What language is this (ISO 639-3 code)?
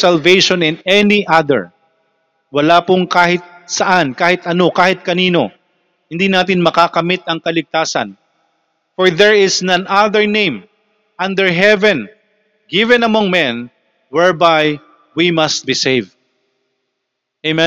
fil